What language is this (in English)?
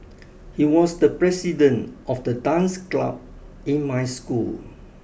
English